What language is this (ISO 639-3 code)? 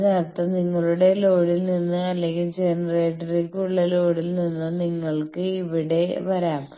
mal